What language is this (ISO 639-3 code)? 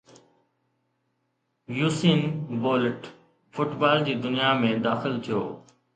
snd